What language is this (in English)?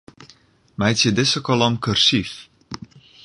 Western Frisian